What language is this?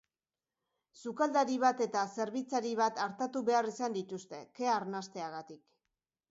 Basque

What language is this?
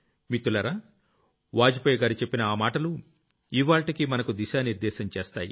Telugu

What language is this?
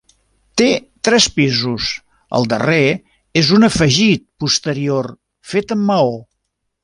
Catalan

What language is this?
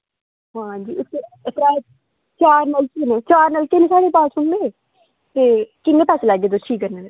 Dogri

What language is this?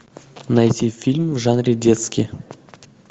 Russian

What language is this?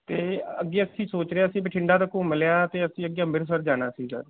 Punjabi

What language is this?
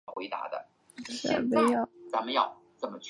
Chinese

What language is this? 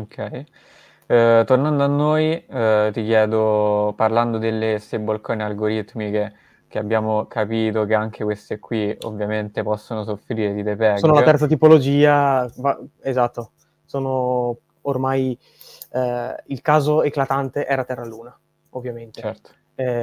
Italian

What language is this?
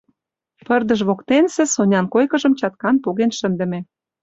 Mari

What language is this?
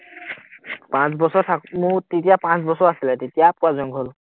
Assamese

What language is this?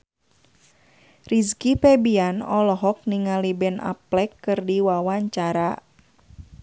Sundanese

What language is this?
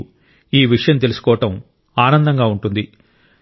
Telugu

